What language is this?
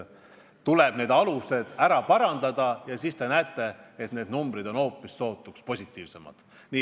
Estonian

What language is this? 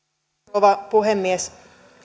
Finnish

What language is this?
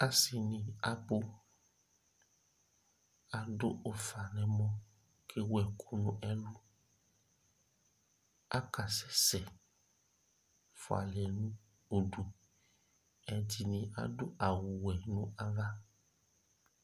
Ikposo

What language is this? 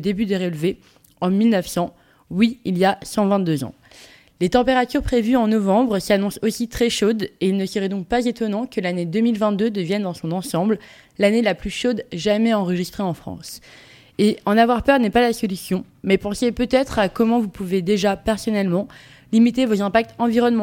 French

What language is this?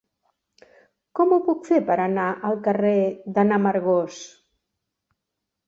Catalan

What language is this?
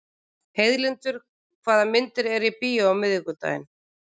Icelandic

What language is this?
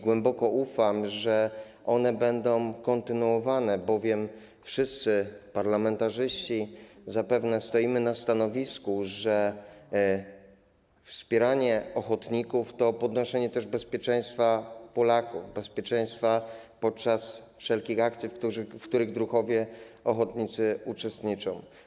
Polish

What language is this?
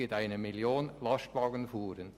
Swiss German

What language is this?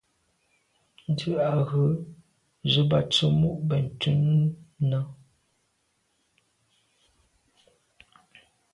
Medumba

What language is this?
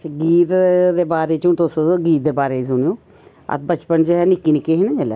Dogri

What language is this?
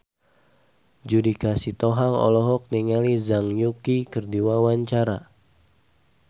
Sundanese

